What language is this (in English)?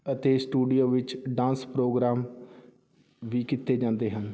Punjabi